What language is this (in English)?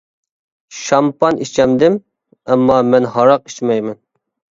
Uyghur